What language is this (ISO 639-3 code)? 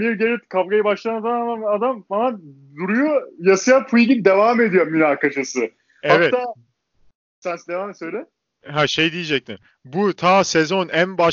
tur